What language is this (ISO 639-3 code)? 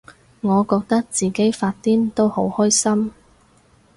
yue